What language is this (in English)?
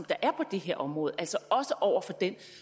Danish